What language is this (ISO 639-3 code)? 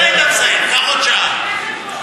heb